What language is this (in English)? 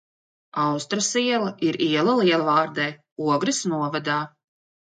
Latvian